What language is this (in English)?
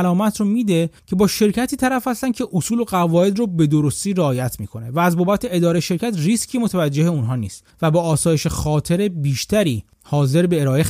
Persian